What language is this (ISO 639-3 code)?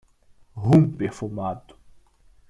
por